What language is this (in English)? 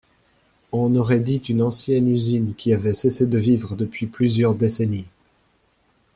French